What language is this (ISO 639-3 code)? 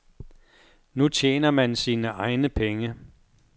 dan